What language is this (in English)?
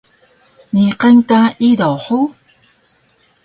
Taroko